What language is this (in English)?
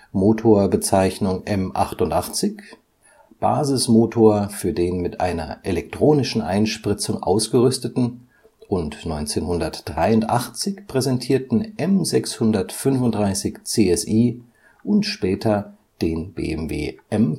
German